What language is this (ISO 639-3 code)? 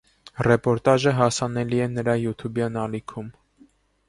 hye